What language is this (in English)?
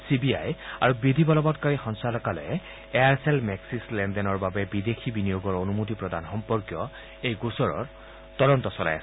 Assamese